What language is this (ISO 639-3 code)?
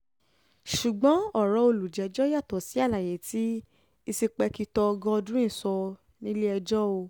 yor